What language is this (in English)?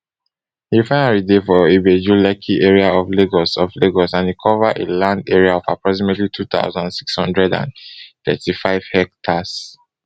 Nigerian Pidgin